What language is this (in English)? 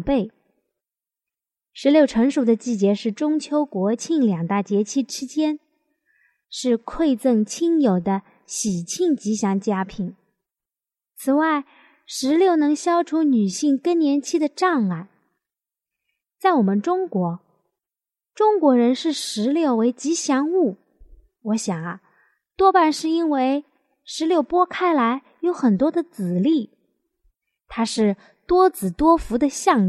Chinese